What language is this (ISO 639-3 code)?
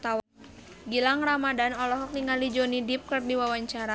sun